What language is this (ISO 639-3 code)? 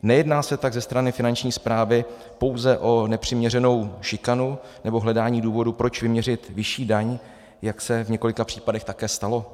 ces